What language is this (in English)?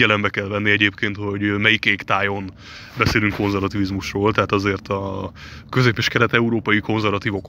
Hungarian